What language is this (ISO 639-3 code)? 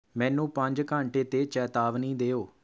pan